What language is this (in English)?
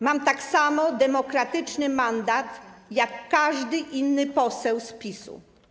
Polish